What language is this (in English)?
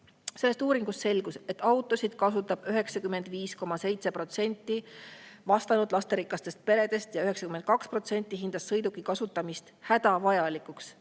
Estonian